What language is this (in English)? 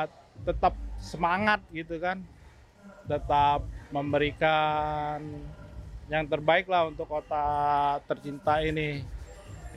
Indonesian